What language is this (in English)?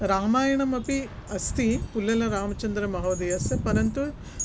Sanskrit